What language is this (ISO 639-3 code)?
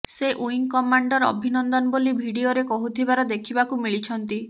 ori